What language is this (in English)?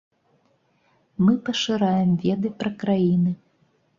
Belarusian